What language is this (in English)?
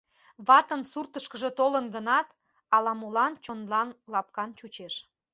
Mari